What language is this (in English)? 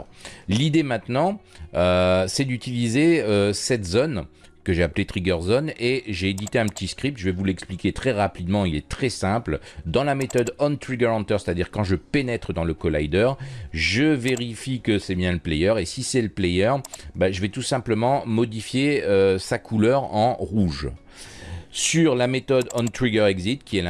French